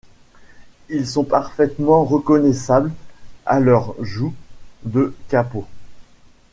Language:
French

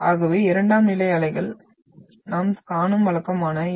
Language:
Tamil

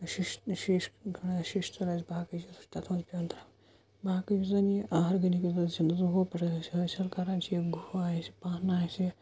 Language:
Kashmiri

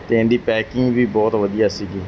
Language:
Punjabi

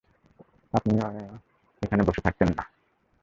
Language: Bangla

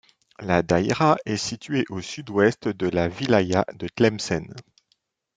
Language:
French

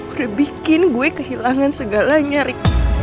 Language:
Indonesian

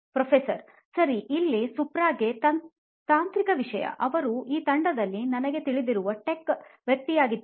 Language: Kannada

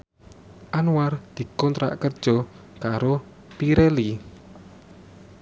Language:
Javanese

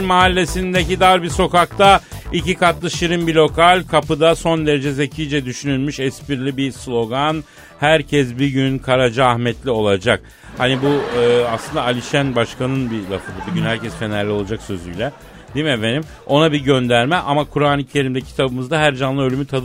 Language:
Turkish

